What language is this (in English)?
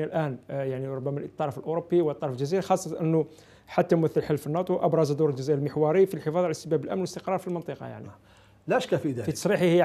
Arabic